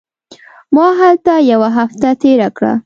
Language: Pashto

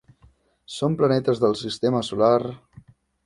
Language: Catalan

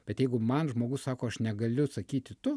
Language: Lithuanian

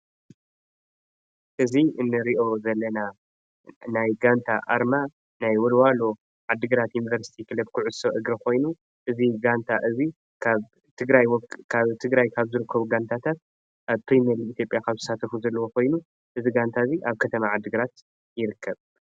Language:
Tigrinya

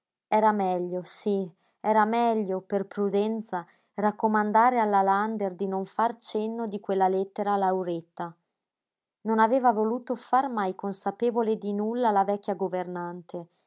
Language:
Italian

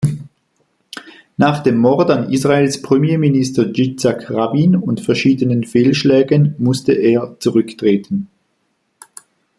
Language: German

